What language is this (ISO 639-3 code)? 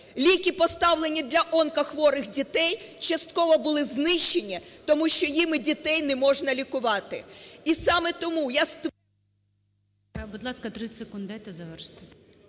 ukr